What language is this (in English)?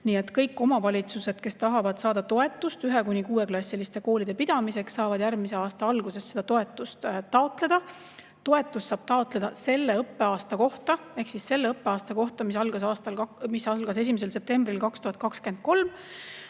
Estonian